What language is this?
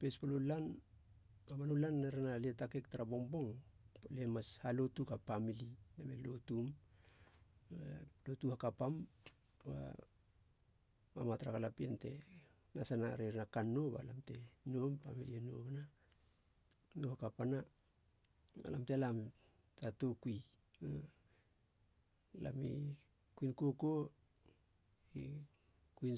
Halia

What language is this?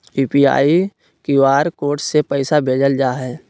Magahi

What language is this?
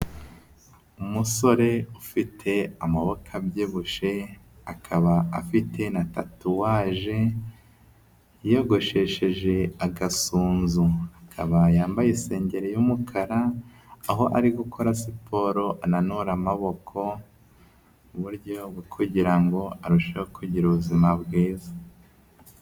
Kinyarwanda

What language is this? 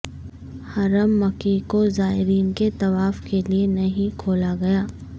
Urdu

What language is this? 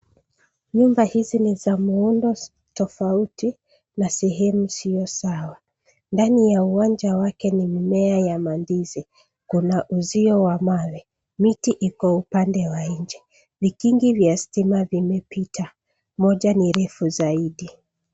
Swahili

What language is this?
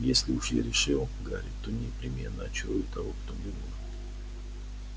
Russian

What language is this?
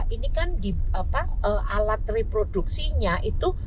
Indonesian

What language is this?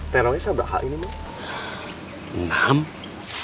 Indonesian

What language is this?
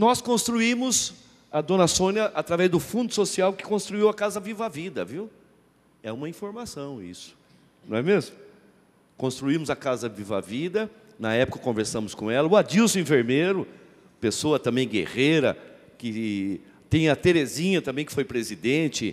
Portuguese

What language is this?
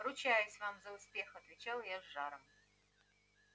Russian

